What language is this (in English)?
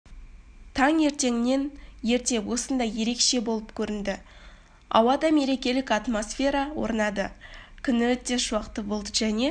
Kazakh